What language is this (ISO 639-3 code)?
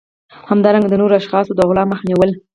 pus